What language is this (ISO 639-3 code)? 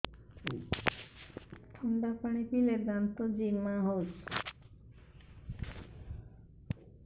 ori